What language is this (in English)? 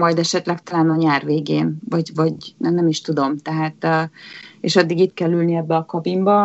Hungarian